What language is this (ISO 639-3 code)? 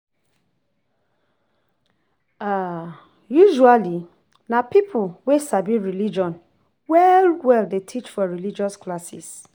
pcm